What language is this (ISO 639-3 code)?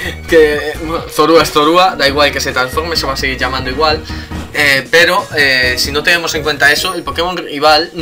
spa